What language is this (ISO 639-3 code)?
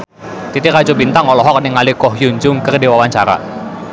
sun